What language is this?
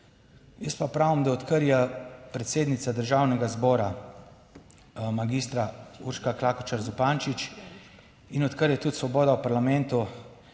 Slovenian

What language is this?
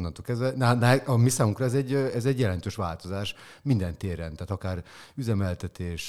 Hungarian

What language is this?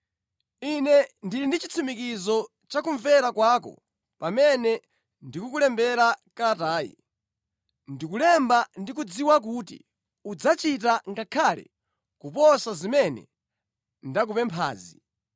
Nyanja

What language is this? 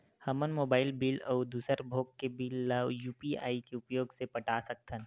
Chhattisgarhi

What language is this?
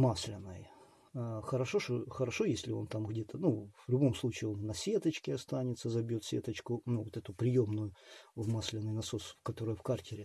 Russian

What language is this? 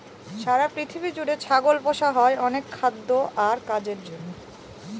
Bangla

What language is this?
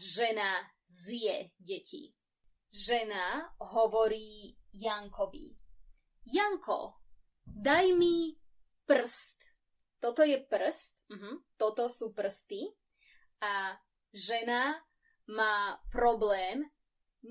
Slovak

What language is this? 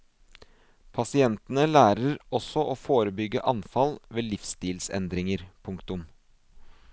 Norwegian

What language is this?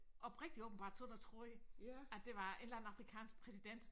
Danish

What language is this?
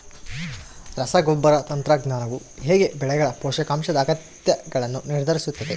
Kannada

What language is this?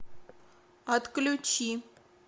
Russian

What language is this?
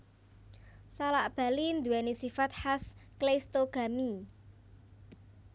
Javanese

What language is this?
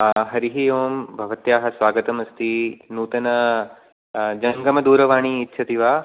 Sanskrit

